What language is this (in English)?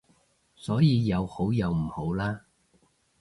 Cantonese